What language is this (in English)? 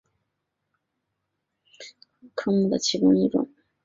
Chinese